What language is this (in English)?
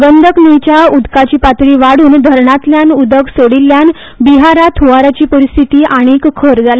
Konkani